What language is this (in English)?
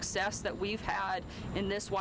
Icelandic